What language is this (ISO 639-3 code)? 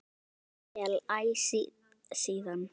isl